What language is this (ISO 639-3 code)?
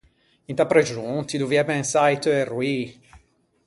lij